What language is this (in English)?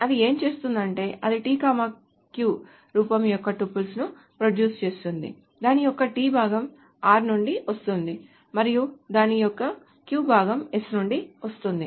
Telugu